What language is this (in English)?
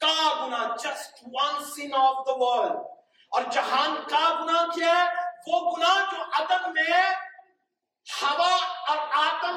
Urdu